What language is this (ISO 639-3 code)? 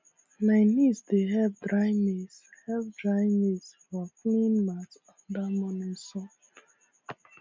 pcm